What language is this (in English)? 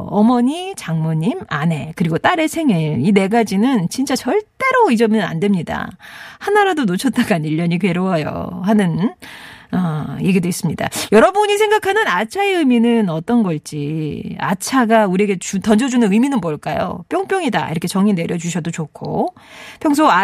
Korean